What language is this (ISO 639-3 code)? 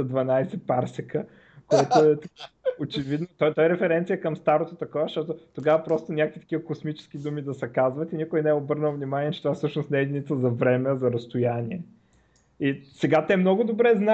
bul